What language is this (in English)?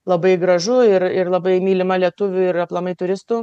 Lithuanian